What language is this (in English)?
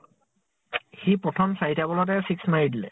Assamese